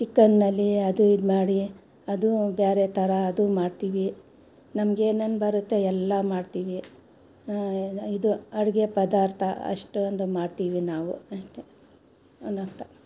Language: Kannada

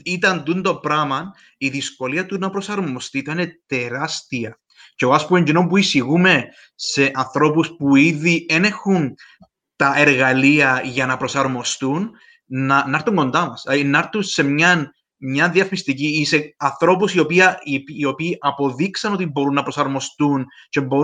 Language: Greek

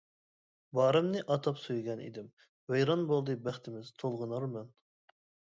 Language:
Uyghur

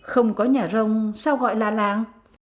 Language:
Vietnamese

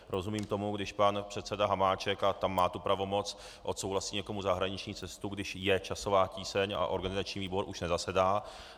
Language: Czech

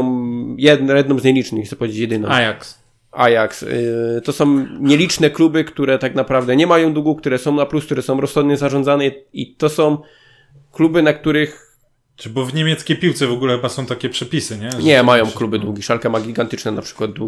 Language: Polish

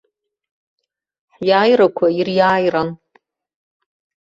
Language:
Abkhazian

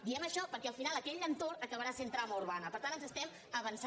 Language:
Catalan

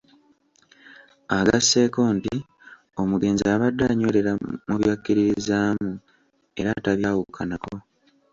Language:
Ganda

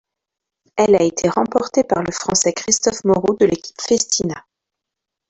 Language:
French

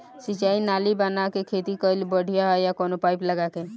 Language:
Bhojpuri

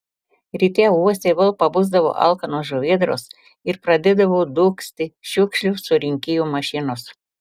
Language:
Lithuanian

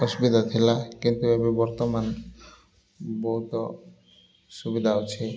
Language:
Odia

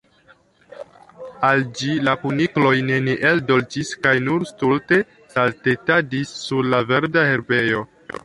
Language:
Esperanto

